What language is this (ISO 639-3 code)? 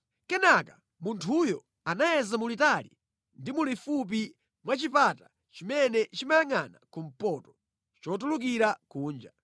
nya